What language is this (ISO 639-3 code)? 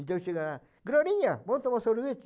por